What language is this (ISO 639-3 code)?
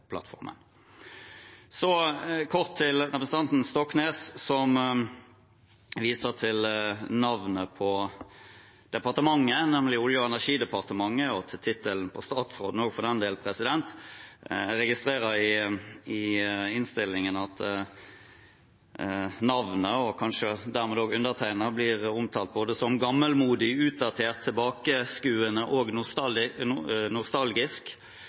nob